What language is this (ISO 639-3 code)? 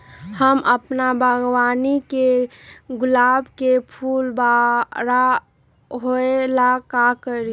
mag